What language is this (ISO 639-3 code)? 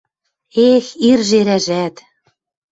mrj